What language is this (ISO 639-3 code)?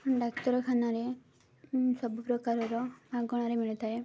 ori